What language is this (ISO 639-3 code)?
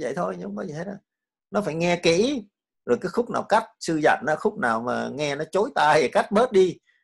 vie